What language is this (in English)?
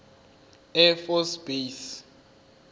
Zulu